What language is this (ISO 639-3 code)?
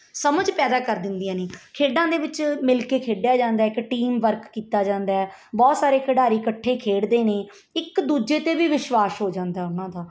pan